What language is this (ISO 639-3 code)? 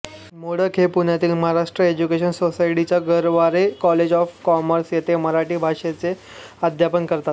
mar